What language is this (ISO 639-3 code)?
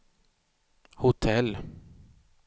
swe